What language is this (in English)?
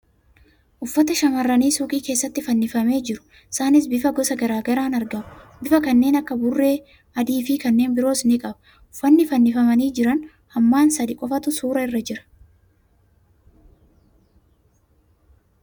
Oromo